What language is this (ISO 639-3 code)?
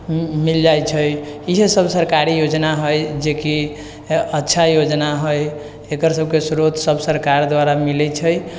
mai